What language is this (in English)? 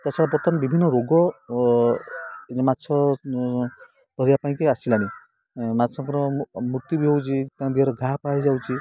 Odia